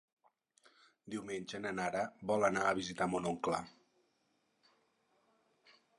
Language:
Catalan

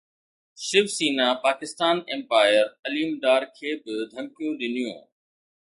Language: Sindhi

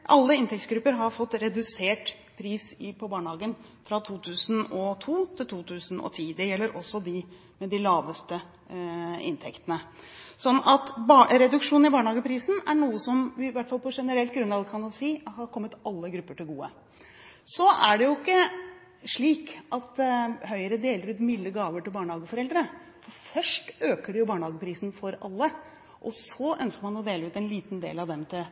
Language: Norwegian Bokmål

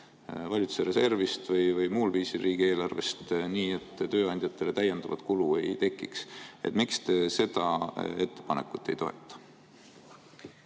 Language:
Estonian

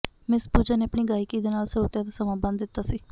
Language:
Punjabi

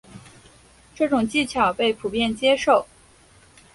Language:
Chinese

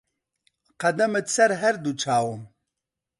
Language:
Central Kurdish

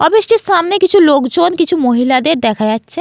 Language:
Bangla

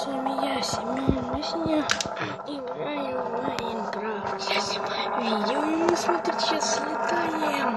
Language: Russian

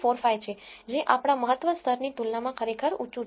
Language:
Gujarati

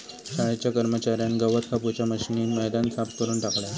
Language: Marathi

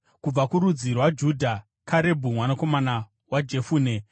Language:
Shona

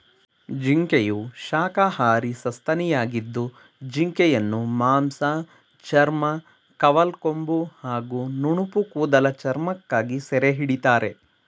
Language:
Kannada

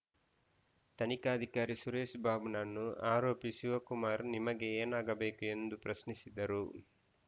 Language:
Kannada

